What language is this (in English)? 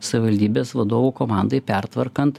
Lithuanian